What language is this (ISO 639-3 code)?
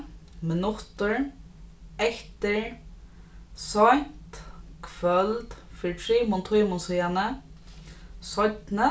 fao